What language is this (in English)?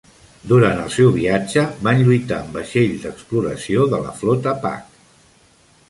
Catalan